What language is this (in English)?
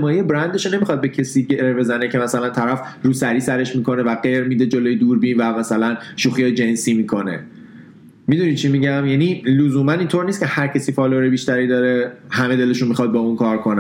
Persian